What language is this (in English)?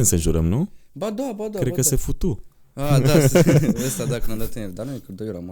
Romanian